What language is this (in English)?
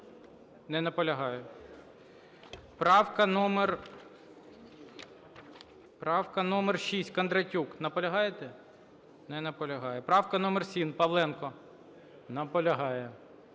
Ukrainian